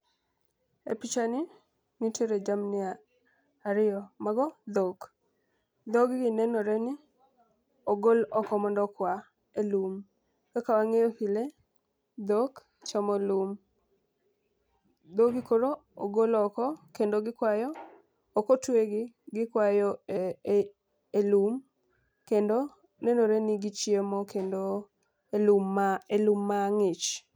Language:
Luo (Kenya and Tanzania)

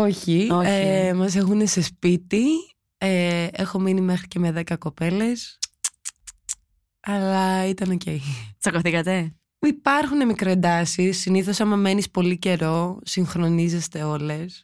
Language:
Greek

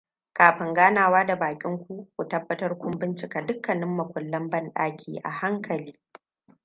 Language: Hausa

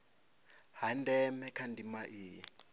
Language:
Venda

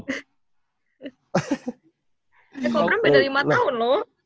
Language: Indonesian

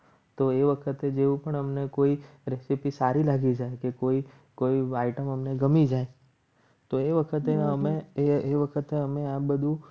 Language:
Gujarati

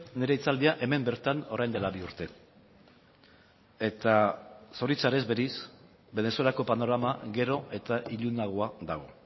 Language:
Basque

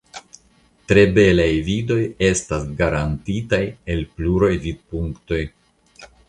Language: Esperanto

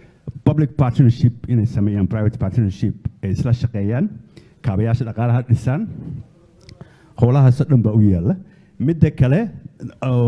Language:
Arabic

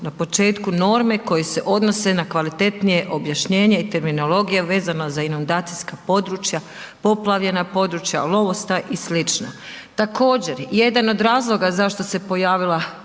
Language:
Croatian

